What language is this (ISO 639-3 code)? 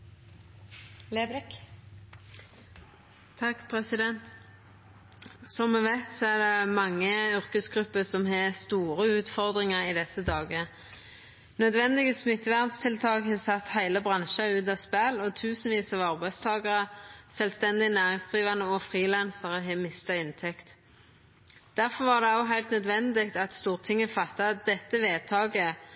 nno